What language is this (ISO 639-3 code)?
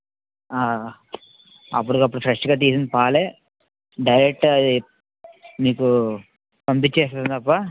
tel